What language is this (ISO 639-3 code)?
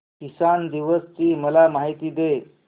mar